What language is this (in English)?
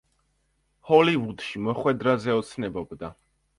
Georgian